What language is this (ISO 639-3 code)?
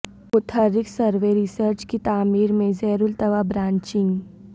urd